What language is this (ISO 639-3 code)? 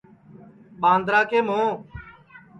ssi